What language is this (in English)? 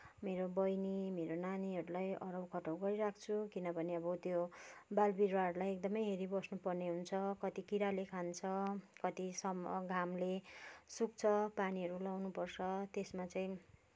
Nepali